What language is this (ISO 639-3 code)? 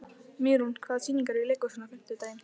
isl